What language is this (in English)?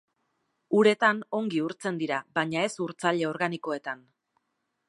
Basque